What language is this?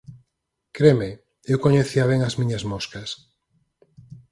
Galician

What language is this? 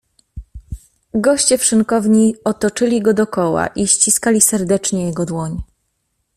Polish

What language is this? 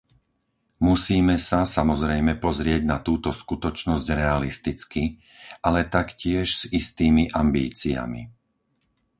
Slovak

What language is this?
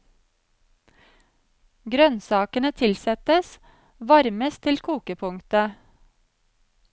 Norwegian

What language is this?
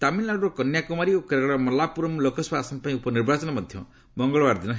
Odia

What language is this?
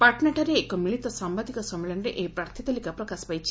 Odia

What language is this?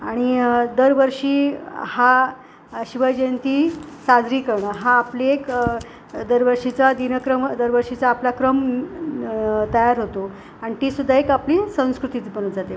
Marathi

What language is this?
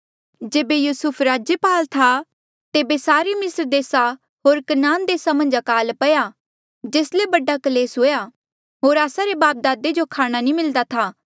Mandeali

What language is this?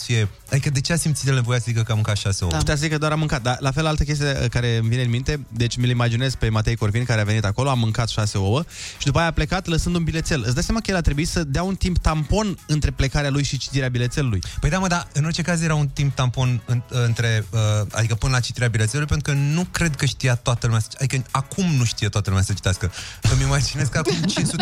Romanian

